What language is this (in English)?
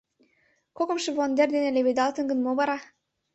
Mari